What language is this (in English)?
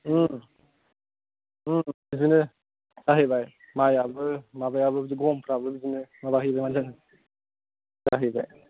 Bodo